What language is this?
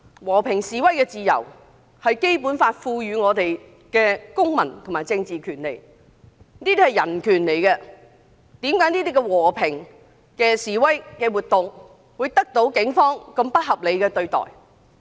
Cantonese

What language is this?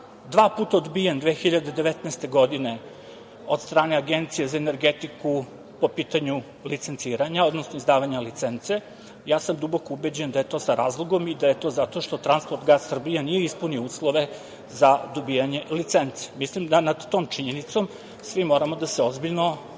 Serbian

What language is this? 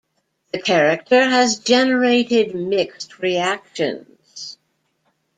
English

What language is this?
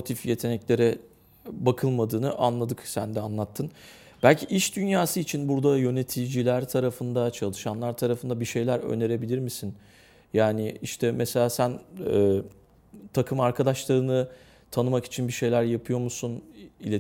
Turkish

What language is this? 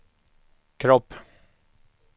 Swedish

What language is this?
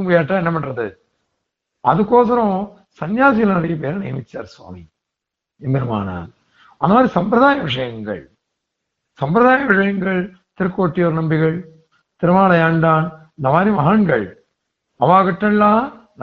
Tamil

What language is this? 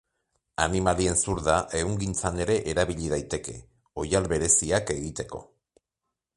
Basque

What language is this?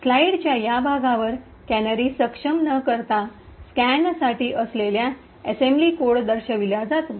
Marathi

